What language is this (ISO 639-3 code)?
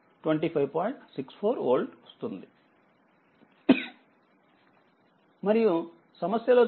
tel